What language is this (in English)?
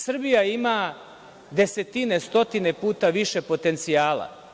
Serbian